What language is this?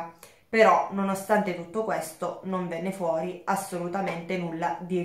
Italian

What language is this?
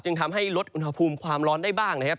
Thai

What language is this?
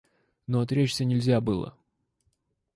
Russian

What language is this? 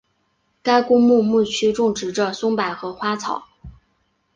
Chinese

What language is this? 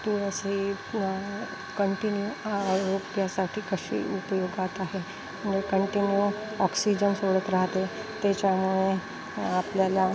Marathi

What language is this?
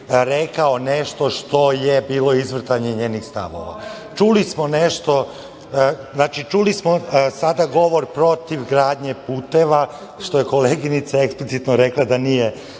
Serbian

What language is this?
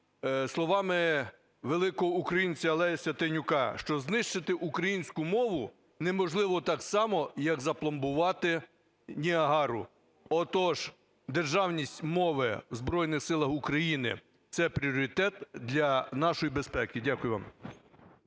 Ukrainian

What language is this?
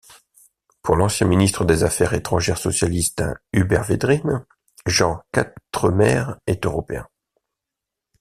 French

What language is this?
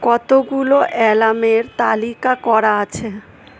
Bangla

